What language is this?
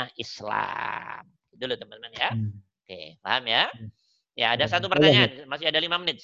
Indonesian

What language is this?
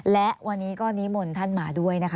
Thai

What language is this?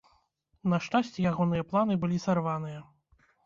Belarusian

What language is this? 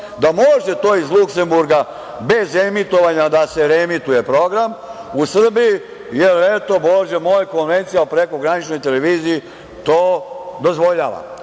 Serbian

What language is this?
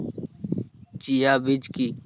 Bangla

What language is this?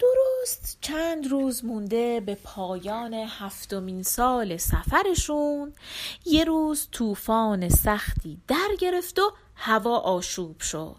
Persian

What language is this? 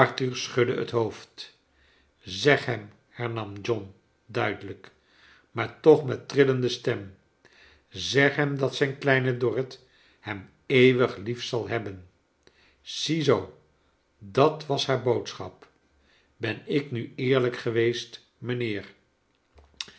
Dutch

